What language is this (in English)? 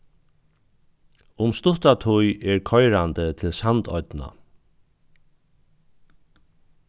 Faroese